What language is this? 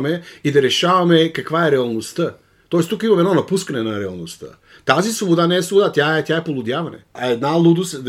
Bulgarian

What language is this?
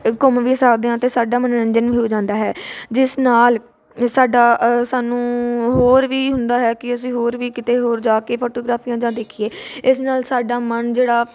Punjabi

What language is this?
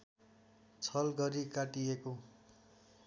Nepali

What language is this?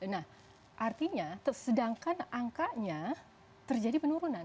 Indonesian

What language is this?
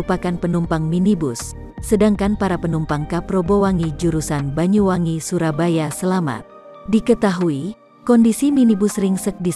Indonesian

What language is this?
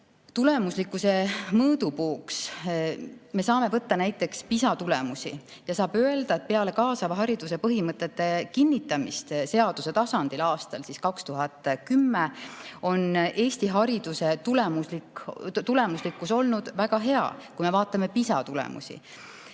Estonian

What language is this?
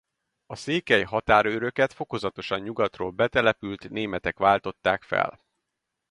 Hungarian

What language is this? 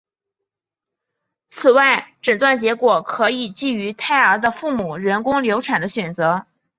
Chinese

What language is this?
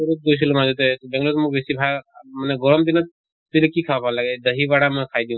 Assamese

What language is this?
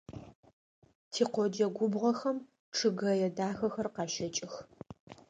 Adyghe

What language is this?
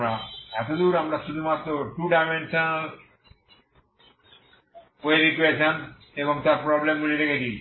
Bangla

